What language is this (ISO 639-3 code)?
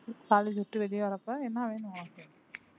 tam